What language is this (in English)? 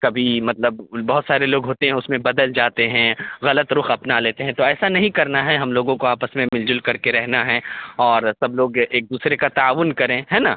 Urdu